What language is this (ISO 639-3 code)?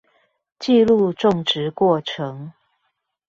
zho